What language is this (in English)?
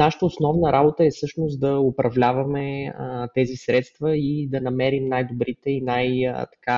Bulgarian